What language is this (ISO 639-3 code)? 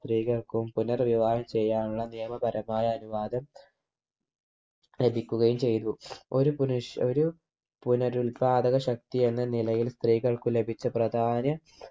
mal